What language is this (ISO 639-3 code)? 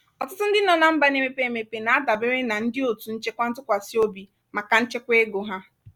ibo